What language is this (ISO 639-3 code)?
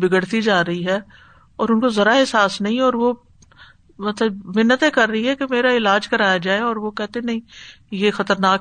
urd